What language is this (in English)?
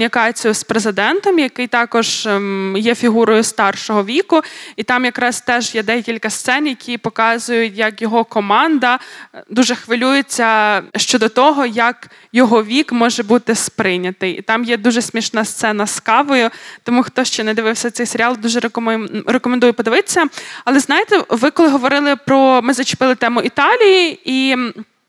Ukrainian